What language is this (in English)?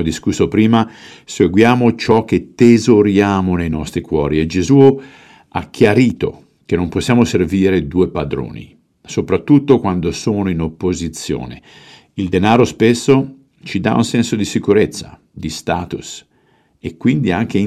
Italian